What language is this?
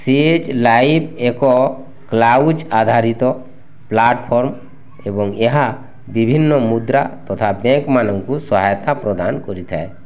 Odia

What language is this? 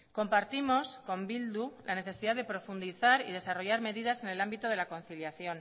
Spanish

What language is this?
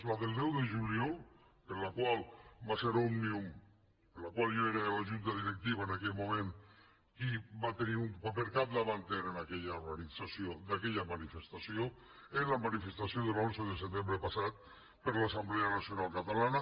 Catalan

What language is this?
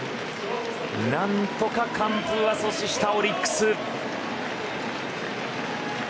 Japanese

